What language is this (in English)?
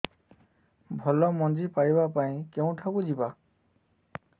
Odia